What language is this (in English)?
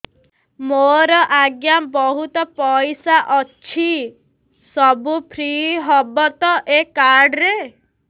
Odia